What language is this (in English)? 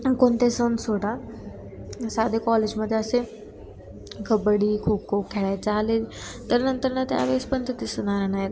Marathi